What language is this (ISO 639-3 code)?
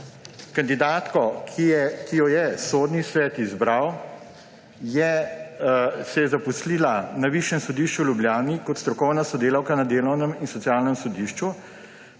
slv